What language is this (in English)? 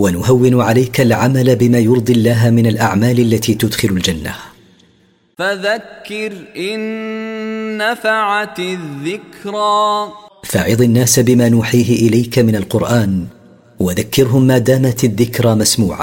Arabic